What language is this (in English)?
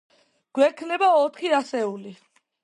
Georgian